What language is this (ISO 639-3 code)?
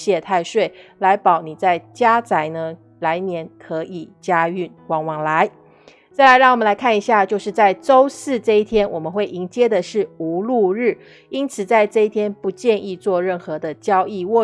zho